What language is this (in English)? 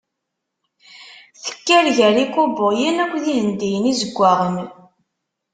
Kabyle